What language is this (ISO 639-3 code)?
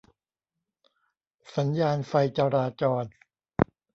tha